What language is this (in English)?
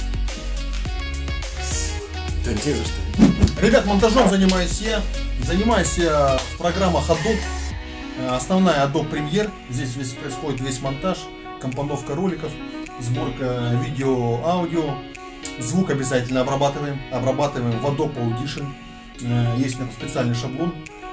Russian